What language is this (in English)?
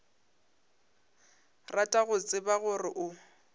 Northern Sotho